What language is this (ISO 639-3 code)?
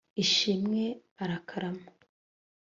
kin